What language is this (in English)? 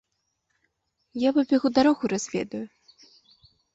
Belarusian